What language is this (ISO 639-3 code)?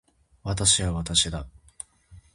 jpn